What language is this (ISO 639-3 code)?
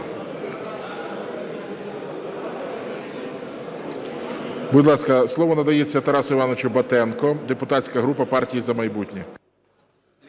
ukr